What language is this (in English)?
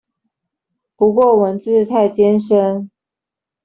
Chinese